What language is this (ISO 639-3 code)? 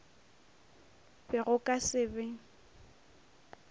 nso